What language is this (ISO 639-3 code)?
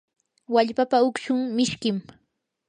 qur